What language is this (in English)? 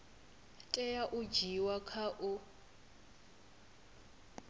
Venda